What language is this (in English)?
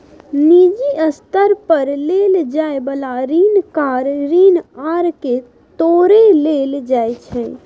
Maithili